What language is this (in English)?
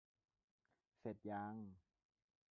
Thai